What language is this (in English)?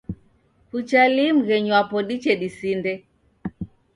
Taita